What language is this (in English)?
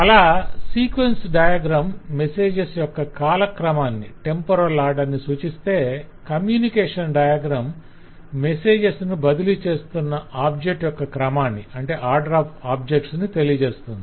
Telugu